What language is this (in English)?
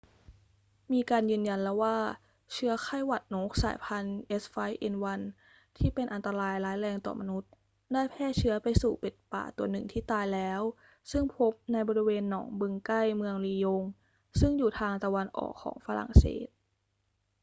Thai